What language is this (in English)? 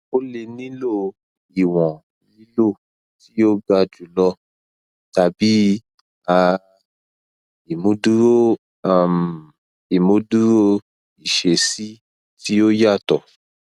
Yoruba